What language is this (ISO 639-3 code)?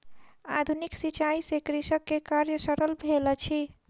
mai